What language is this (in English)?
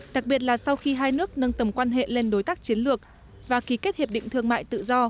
Vietnamese